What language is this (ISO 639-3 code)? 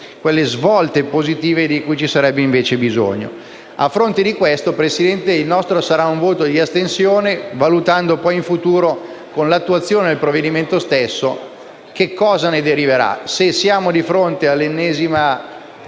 ita